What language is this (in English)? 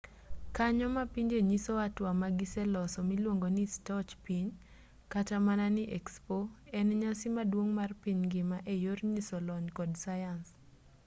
Luo (Kenya and Tanzania)